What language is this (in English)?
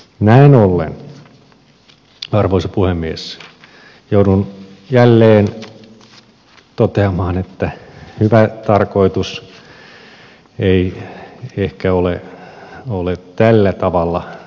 Finnish